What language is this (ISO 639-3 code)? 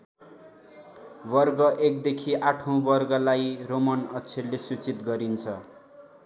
nep